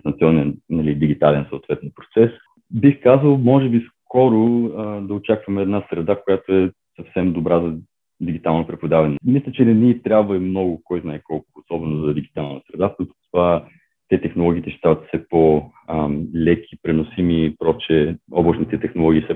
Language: Bulgarian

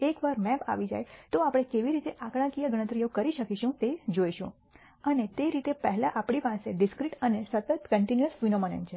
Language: Gujarati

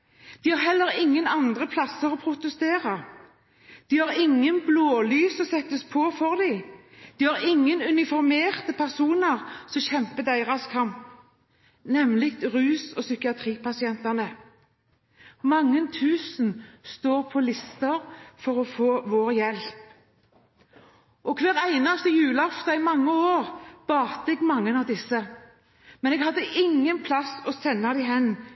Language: Norwegian Bokmål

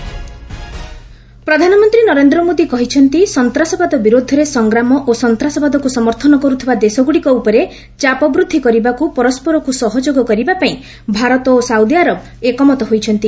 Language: Odia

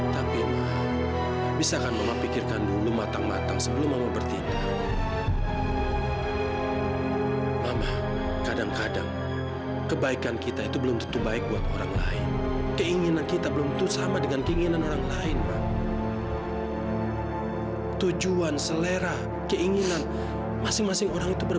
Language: Indonesian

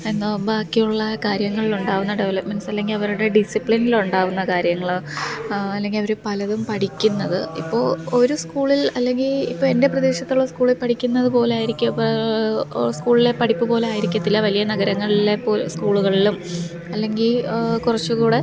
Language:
Malayalam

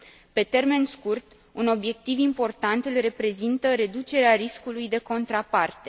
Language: Romanian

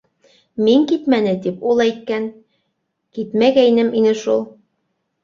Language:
Bashkir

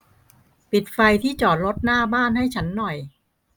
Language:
Thai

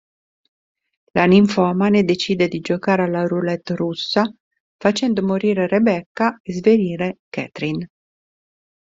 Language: Italian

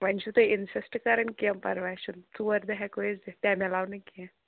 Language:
Kashmiri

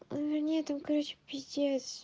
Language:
Russian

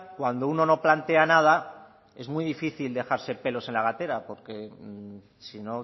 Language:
Spanish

